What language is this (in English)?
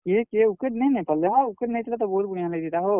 Odia